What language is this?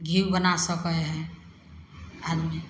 Maithili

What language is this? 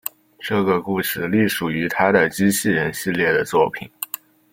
Chinese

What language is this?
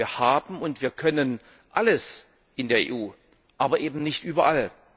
German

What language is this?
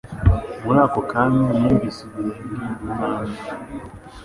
Kinyarwanda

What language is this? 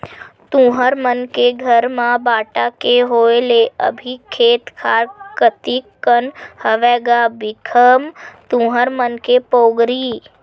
Chhattisgarhi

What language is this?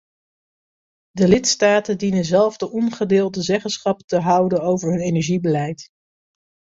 Dutch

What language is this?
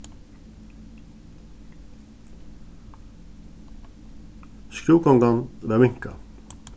Faroese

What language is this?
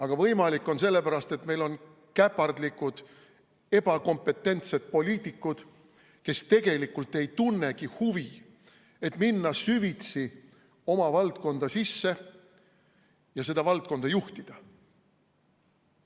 Estonian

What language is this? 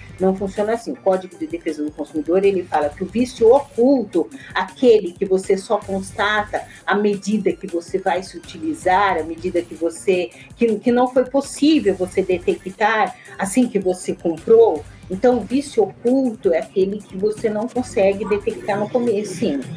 Portuguese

